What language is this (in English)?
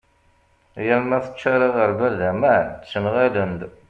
Kabyle